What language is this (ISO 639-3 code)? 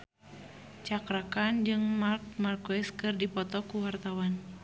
sun